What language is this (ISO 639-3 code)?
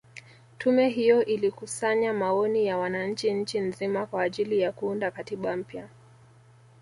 swa